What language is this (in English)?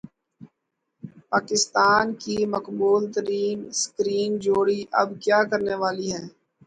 Urdu